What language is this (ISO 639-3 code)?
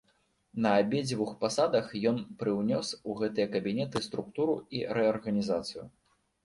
bel